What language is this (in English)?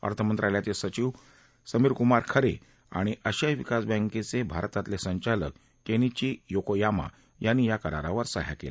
Marathi